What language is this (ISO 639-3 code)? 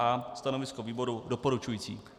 ces